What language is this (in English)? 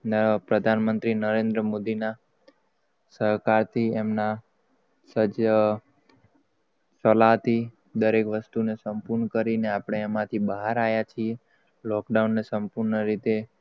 Gujarati